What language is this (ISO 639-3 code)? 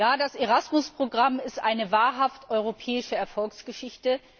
deu